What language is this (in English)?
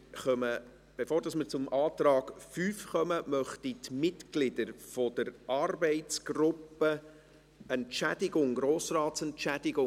Swiss German